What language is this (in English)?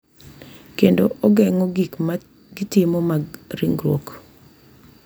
Luo (Kenya and Tanzania)